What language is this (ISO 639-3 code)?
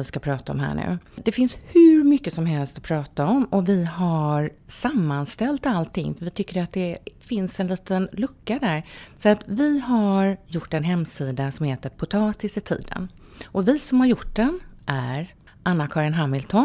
swe